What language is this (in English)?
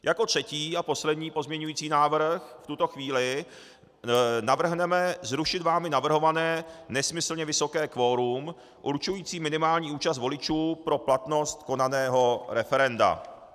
Czech